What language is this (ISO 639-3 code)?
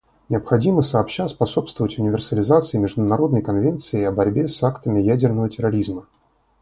rus